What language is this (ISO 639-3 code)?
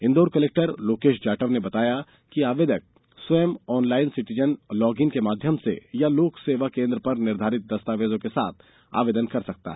hin